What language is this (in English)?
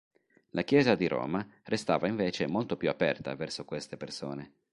Italian